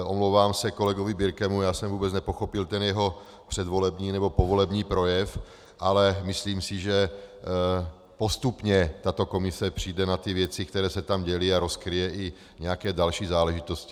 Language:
Czech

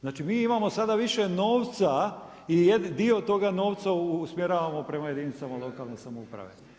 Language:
Croatian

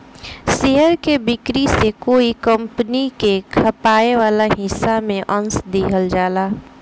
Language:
Bhojpuri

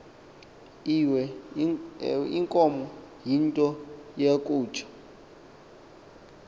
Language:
Xhosa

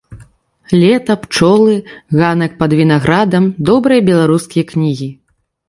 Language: Belarusian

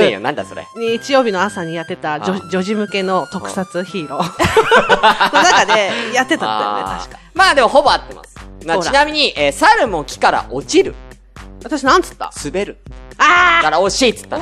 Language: Japanese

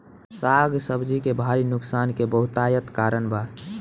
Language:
Bhojpuri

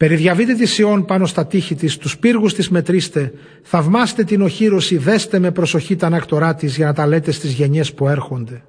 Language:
Greek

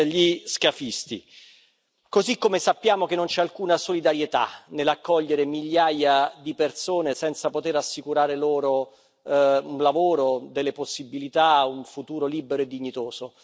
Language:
Italian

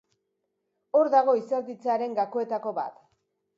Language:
Basque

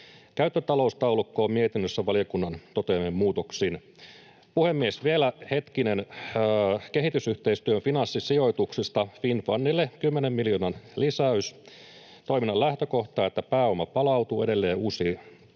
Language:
Finnish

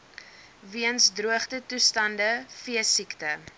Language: Afrikaans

